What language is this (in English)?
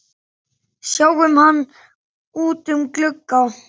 Icelandic